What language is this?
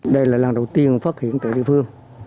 Vietnamese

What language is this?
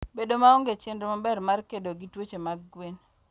Luo (Kenya and Tanzania)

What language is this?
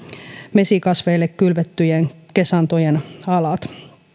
Finnish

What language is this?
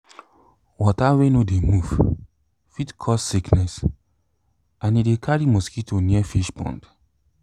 Nigerian Pidgin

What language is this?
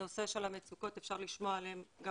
Hebrew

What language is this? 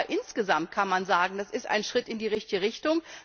German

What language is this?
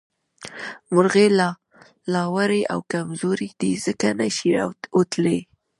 Pashto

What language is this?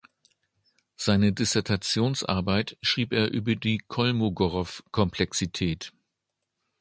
German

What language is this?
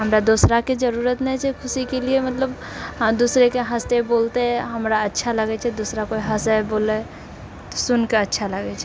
Maithili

